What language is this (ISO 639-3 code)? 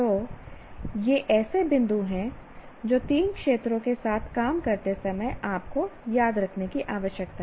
hin